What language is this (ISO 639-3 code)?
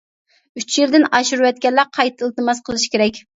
uig